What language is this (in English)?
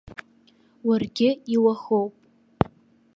Abkhazian